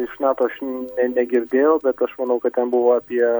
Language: Lithuanian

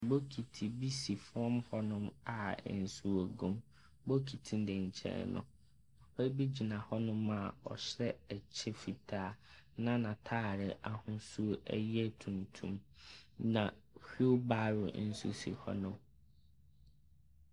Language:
Akan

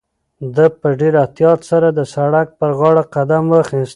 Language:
Pashto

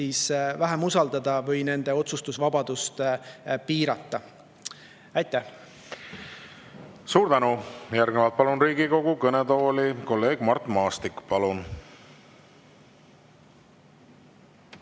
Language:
Estonian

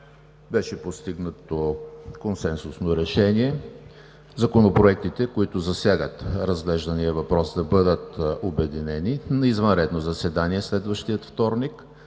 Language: Bulgarian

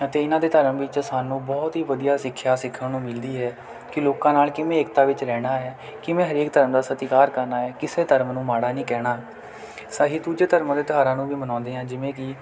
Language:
Punjabi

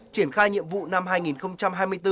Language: Vietnamese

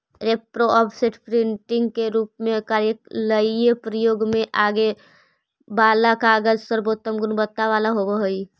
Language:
Magahi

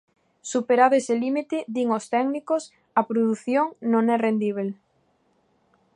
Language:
Galician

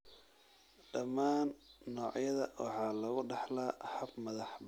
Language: Somali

